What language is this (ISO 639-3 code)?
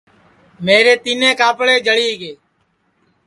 ssi